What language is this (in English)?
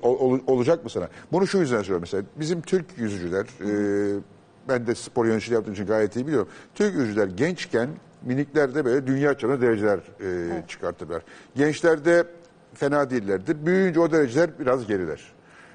Turkish